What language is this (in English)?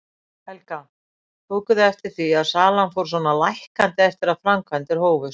Icelandic